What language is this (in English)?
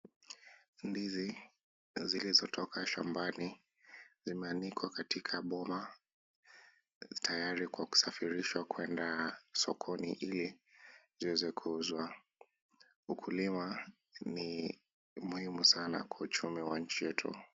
Swahili